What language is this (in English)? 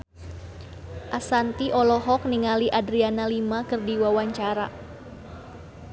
Sundanese